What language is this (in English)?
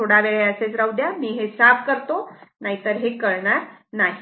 Marathi